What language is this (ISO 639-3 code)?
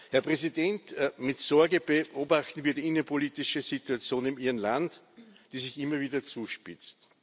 deu